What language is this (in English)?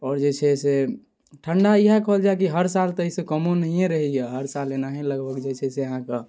Maithili